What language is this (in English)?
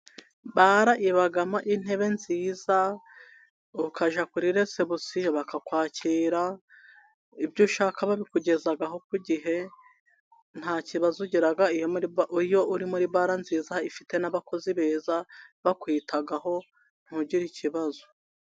Kinyarwanda